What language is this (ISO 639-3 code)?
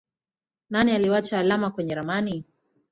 swa